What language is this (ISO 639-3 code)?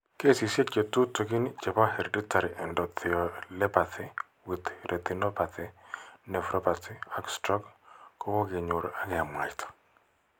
kln